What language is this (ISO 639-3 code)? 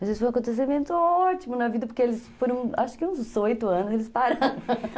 por